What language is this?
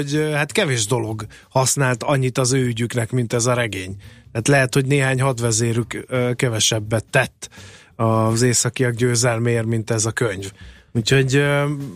Hungarian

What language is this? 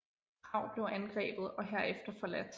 Danish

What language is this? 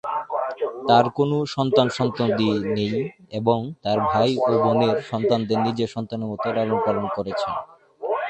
Bangla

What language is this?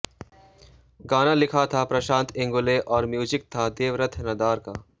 Hindi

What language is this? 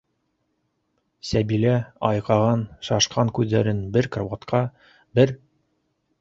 Bashkir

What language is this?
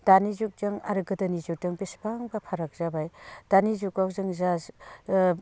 Bodo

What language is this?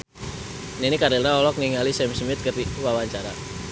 Sundanese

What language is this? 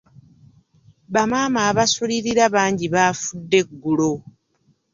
Ganda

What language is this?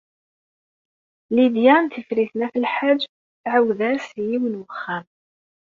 Kabyle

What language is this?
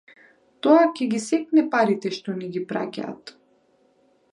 Macedonian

